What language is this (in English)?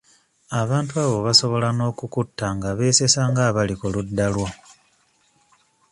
Ganda